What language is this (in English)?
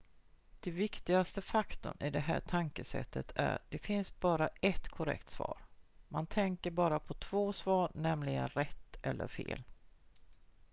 Swedish